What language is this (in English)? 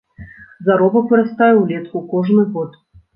Belarusian